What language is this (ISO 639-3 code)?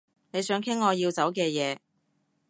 yue